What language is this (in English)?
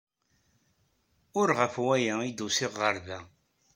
Kabyle